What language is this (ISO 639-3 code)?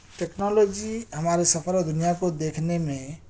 urd